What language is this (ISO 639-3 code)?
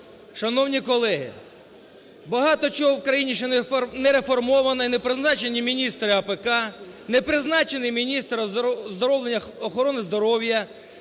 ukr